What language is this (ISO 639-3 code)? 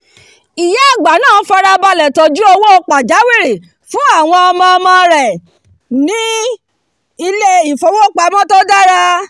yor